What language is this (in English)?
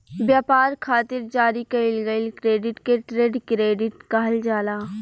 Bhojpuri